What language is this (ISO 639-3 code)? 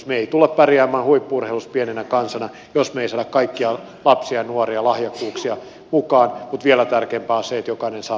fin